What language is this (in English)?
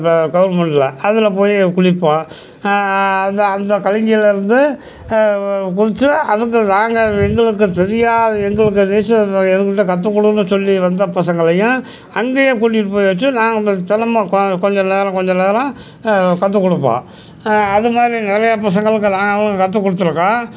Tamil